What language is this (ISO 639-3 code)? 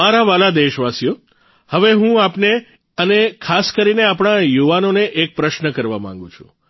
guj